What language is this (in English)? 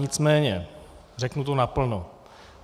Czech